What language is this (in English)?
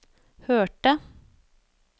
Norwegian